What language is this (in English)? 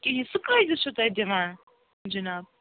Kashmiri